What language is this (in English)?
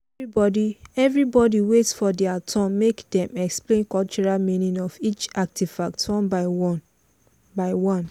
Nigerian Pidgin